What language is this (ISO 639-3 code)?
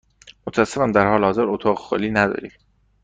fas